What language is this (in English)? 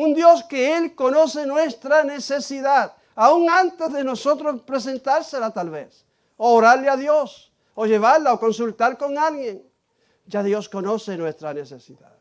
Spanish